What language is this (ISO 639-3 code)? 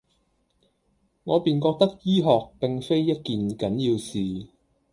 yue